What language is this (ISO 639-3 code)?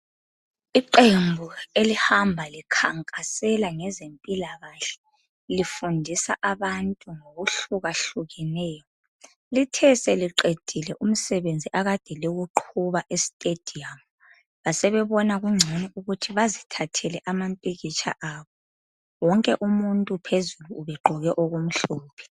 nde